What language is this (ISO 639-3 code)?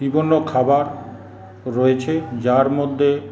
ben